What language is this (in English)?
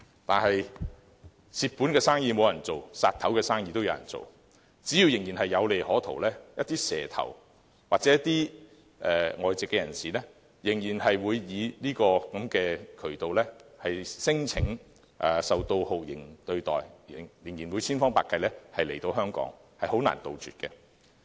Cantonese